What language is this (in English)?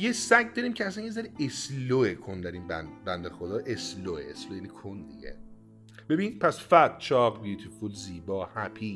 Persian